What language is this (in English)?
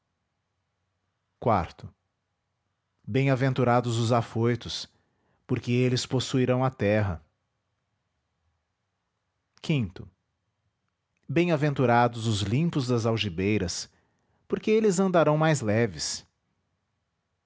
Portuguese